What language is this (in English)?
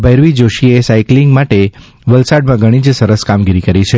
Gujarati